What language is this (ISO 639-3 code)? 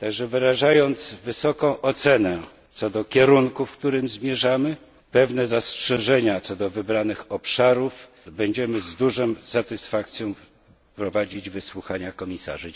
pol